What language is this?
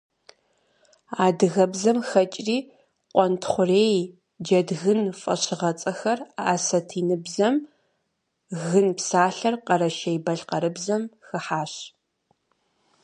Kabardian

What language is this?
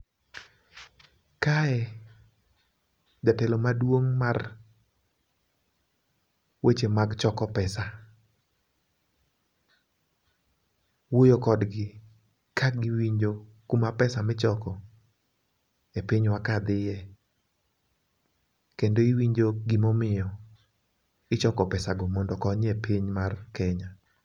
Luo (Kenya and Tanzania)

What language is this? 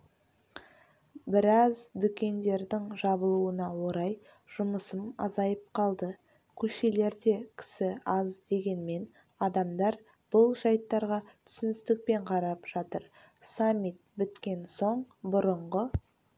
Kazakh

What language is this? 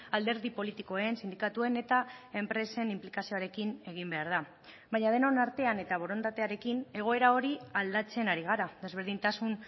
Basque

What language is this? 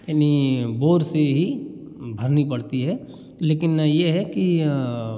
Hindi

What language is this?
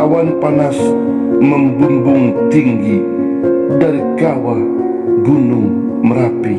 Indonesian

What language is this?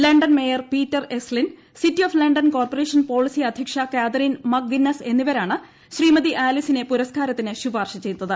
Malayalam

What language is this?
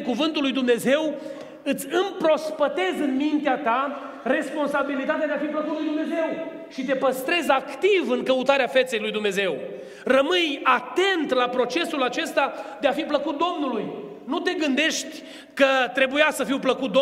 Romanian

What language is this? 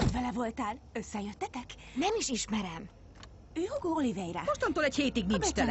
Hungarian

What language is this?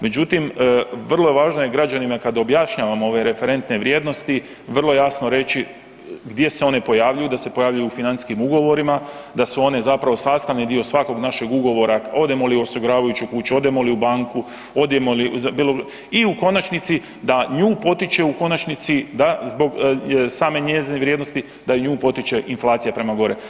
Croatian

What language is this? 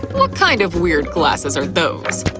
English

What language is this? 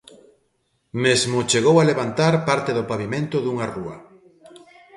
Galician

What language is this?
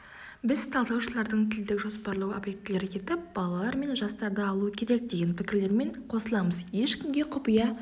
Kazakh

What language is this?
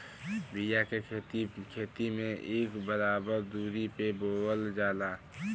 Bhojpuri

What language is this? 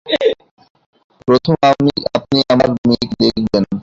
Bangla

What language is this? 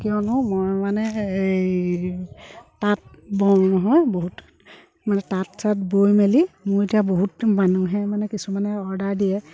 Assamese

